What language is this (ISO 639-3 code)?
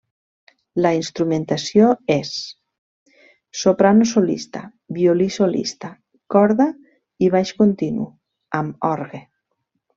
cat